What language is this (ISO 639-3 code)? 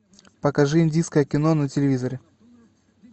rus